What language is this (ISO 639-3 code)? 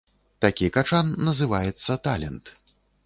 bel